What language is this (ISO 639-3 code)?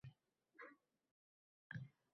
uzb